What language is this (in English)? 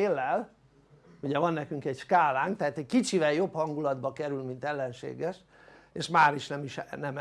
Hungarian